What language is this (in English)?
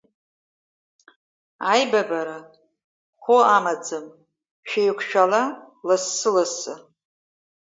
Abkhazian